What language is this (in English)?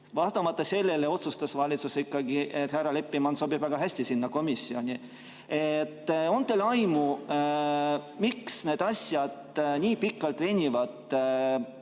Estonian